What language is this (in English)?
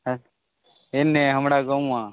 Maithili